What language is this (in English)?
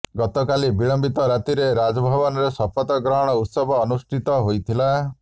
Odia